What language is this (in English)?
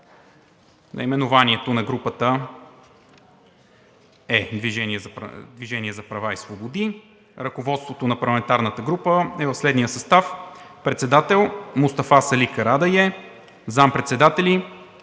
Bulgarian